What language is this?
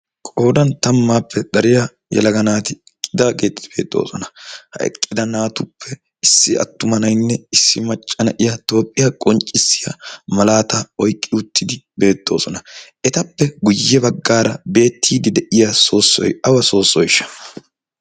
Wolaytta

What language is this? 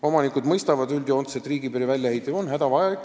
Estonian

